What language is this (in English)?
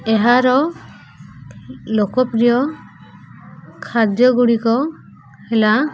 Odia